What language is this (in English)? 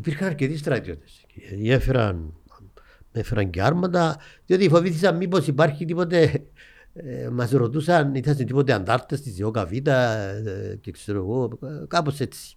Greek